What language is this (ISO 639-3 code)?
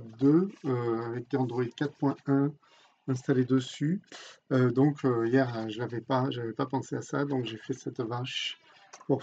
fra